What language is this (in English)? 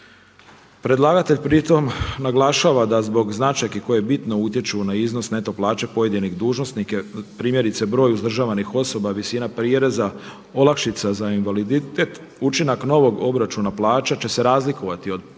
Croatian